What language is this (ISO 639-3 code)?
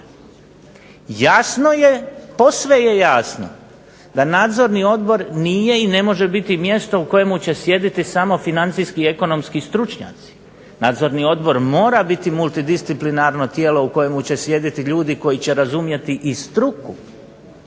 hrv